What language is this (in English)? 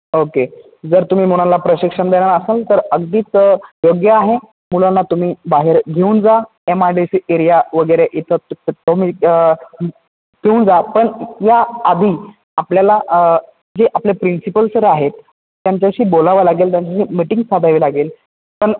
Marathi